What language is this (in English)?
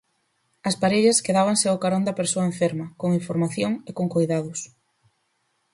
Galician